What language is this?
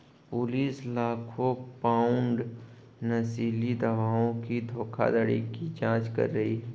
Hindi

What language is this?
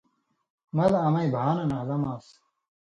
Indus Kohistani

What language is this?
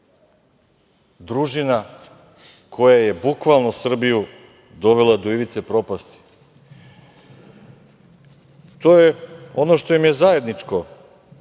Serbian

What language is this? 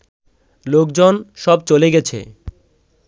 Bangla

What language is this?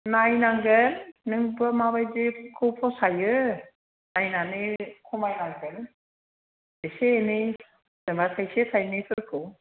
Bodo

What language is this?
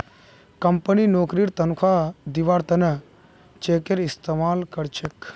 Magahi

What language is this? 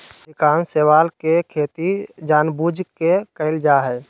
Magahi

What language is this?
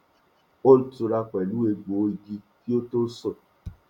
Yoruba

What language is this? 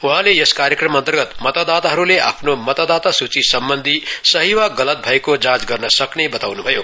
Nepali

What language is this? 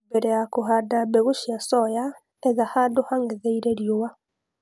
Kikuyu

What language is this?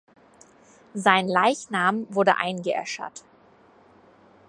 German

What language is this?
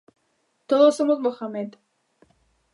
Galician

